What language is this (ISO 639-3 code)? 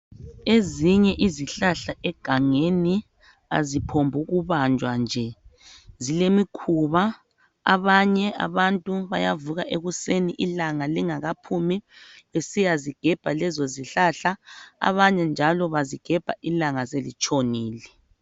nde